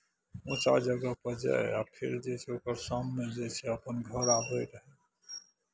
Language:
Maithili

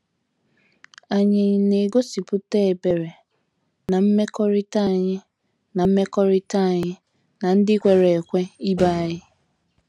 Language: Igbo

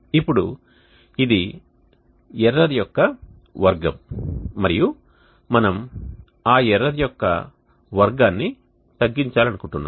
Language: Telugu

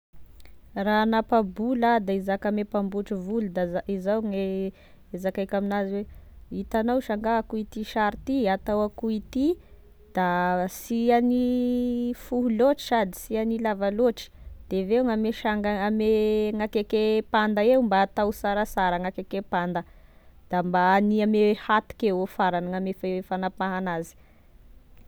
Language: Tesaka Malagasy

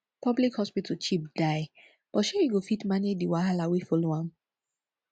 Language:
Nigerian Pidgin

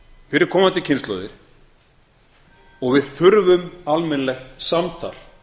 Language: Icelandic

